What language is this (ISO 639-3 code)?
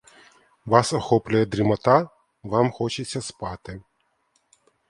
ukr